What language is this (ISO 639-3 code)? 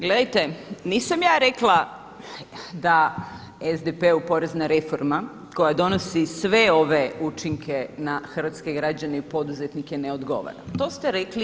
hrv